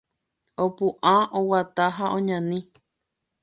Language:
Guarani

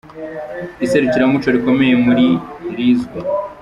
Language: Kinyarwanda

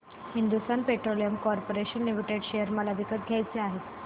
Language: Marathi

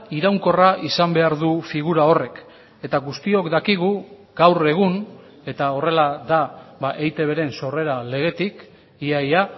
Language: Basque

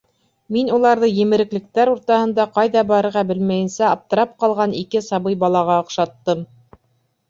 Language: Bashkir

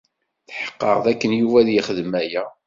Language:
Kabyle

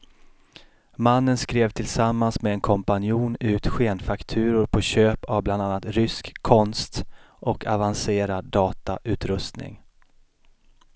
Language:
Swedish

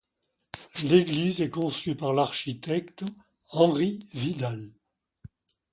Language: French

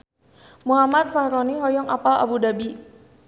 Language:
Sundanese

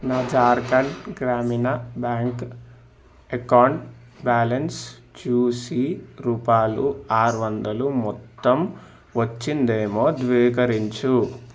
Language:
Telugu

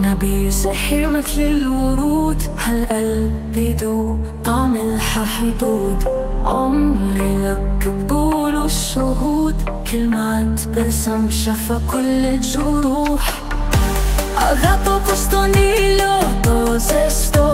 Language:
Arabic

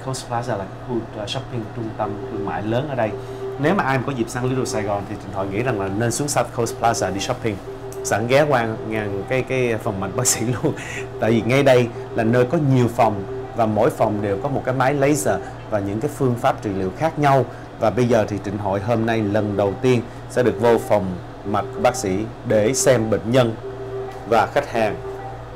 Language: Vietnamese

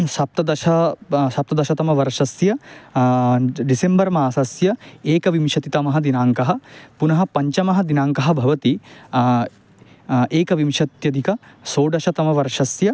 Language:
Sanskrit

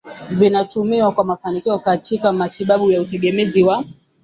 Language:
Swahili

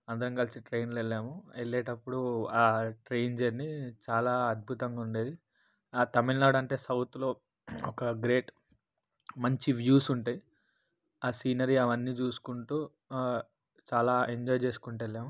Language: Telugu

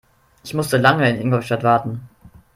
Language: German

